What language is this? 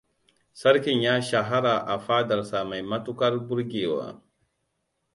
Hausa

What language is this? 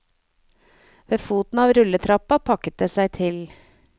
Norwegian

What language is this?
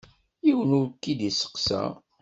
Kabyle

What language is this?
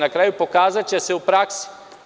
Serbian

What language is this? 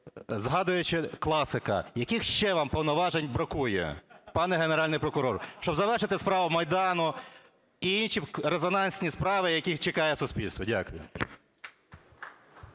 Ukrainian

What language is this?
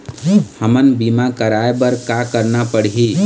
Chhattisgarhi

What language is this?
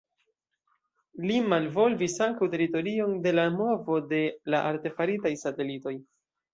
Esperanto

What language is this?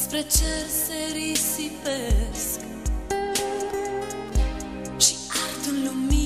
Romanian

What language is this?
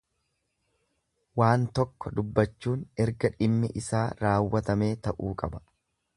Oromo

